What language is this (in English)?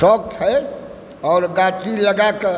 Maithili